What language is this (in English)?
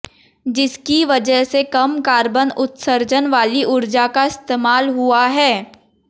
Hindi